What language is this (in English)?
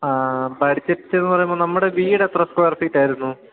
Malayalam